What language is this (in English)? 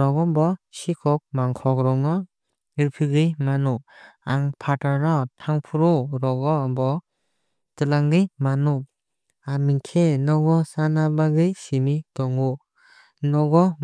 Kok Borok